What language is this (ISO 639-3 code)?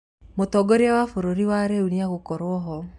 kik